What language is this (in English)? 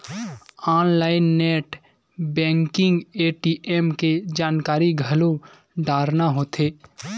Chhattisgarhi